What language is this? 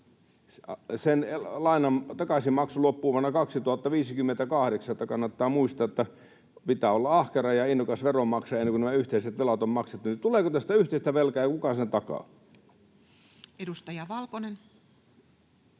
Finnish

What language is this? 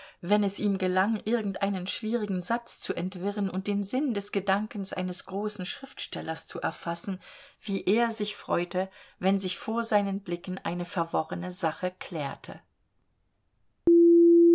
German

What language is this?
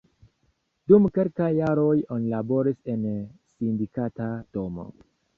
Esperanto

